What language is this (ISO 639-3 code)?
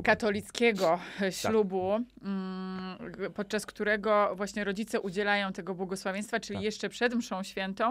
pol